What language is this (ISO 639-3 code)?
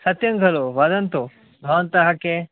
san